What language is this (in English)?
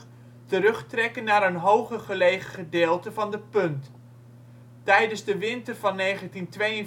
Dutch